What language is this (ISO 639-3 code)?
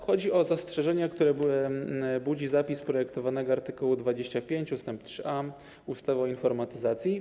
pol